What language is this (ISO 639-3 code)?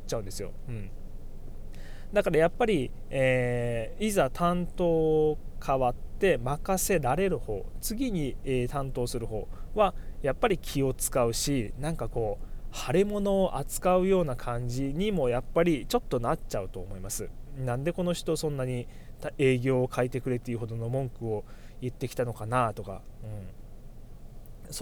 jpn